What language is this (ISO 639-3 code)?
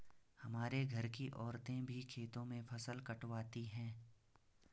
hin